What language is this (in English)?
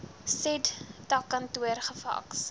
Afrikaans